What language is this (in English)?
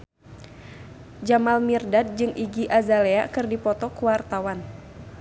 Sundanese